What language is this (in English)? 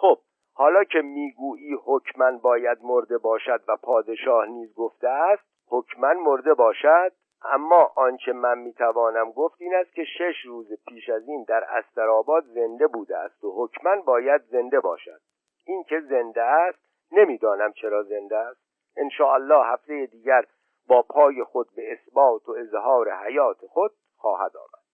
Persian